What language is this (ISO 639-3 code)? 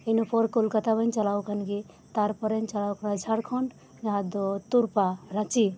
sat